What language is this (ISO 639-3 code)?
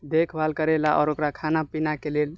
mai